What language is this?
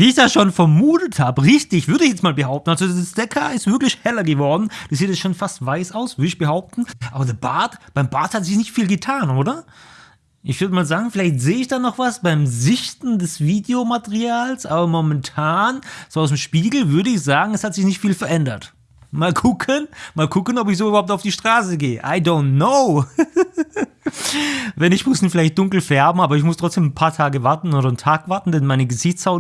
German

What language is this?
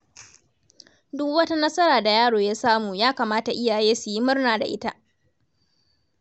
Hausa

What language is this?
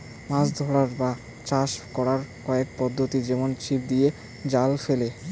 Bangla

